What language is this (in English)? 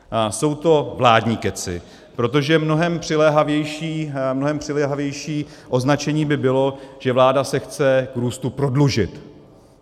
Czech